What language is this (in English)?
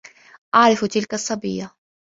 Arabic